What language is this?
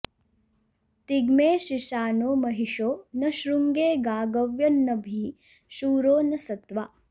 Sanskrit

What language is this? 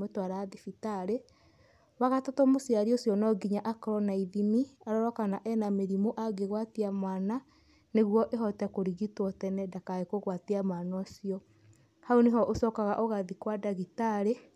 Kikuyu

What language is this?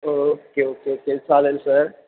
Marathi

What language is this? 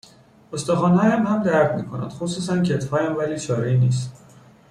Persian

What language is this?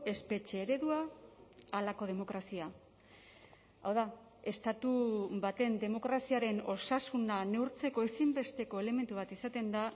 Basque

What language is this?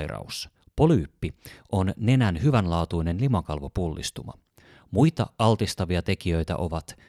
Finnish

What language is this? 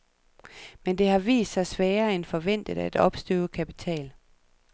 Danish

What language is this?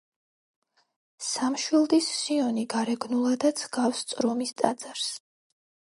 Georgian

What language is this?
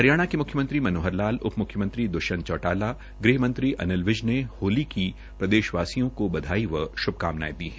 Hindi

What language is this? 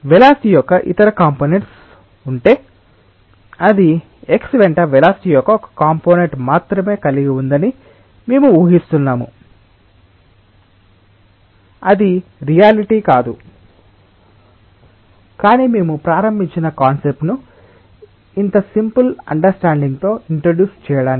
Telugu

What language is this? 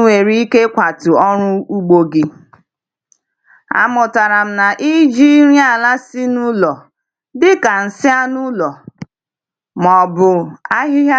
Igbo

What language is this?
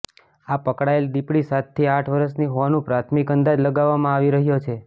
Gujarati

